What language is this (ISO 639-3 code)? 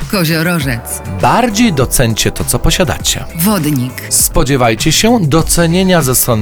pol